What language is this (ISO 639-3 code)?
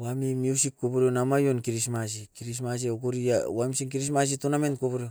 eiv